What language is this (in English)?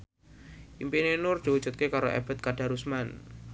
Javanese